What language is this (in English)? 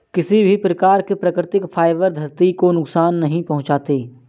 Hindi